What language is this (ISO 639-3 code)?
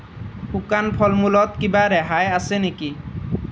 asm